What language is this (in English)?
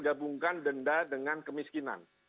Indonesian